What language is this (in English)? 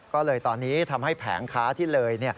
Thai